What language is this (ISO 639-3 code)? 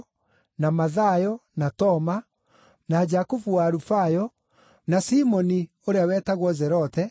kik